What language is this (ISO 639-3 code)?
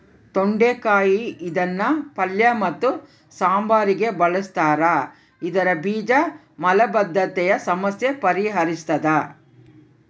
kan